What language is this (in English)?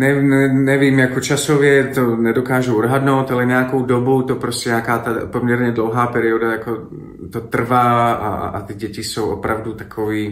Czech